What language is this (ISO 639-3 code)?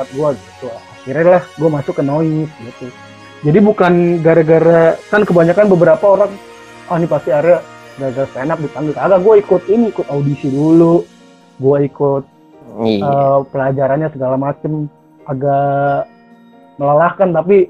ind